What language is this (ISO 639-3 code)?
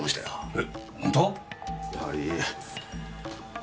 jpn